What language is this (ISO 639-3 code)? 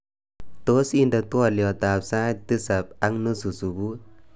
kln